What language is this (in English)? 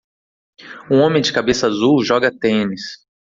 Portuguese